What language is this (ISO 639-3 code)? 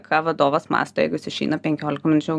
lit